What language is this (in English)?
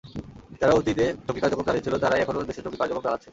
Bangla